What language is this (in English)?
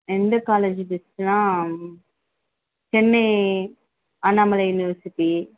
Tamil